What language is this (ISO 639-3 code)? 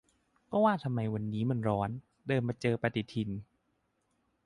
tha